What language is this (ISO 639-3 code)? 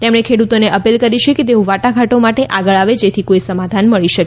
guj